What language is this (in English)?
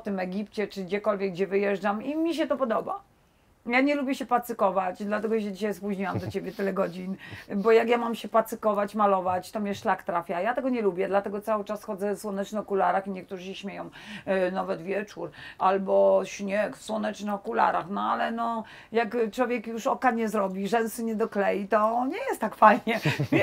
Polish